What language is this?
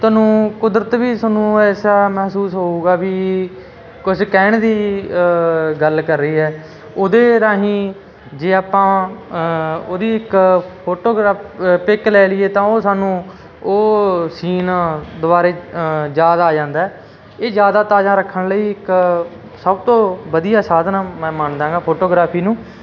Punjabi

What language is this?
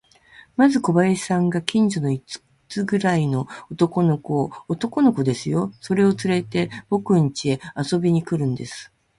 Japanese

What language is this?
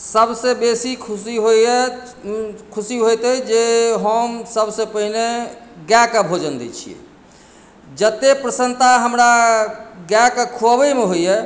Maithili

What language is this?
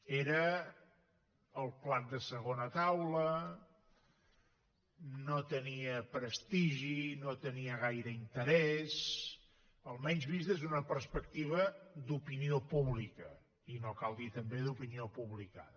Catalan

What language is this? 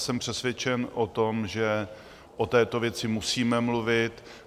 Czech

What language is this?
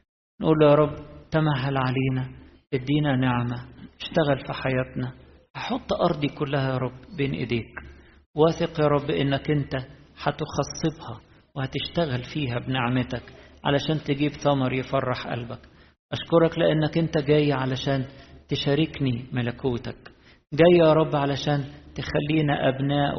Arabic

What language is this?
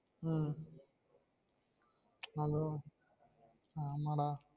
Tamil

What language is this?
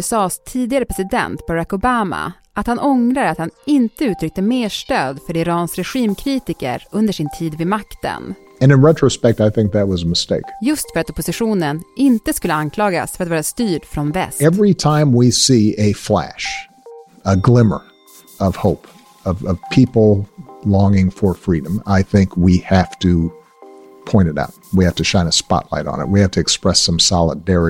Swedish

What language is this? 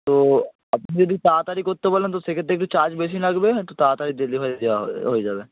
Bangla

